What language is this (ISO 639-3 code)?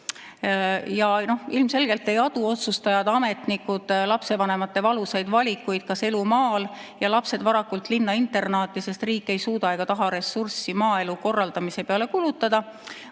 est